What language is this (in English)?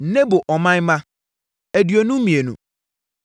Akan